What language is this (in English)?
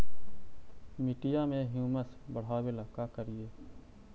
Magahi